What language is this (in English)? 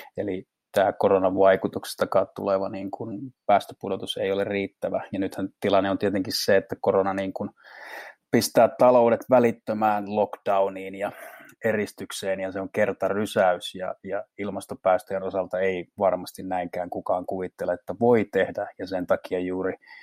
Finnish